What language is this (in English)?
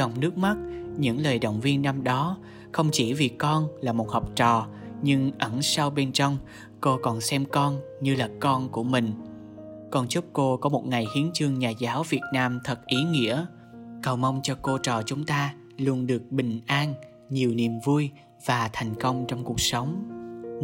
Vietnamese